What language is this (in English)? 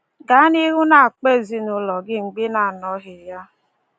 Igbo